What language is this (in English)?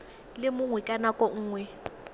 Tswana